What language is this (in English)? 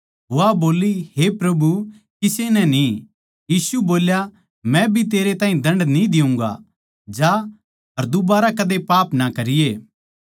Haryanvi